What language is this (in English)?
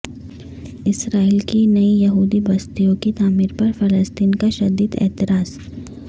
Urdu